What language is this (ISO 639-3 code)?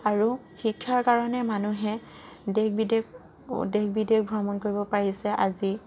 asm